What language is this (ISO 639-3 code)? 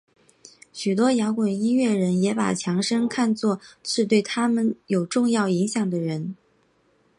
zho